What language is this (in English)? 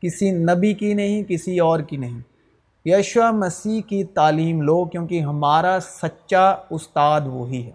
Urdu